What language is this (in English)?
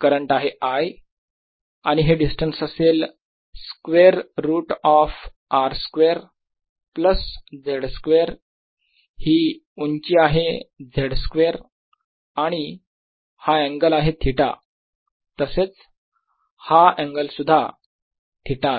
Marathi